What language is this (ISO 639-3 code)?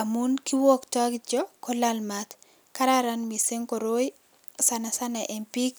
kln